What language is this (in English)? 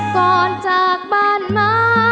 Thai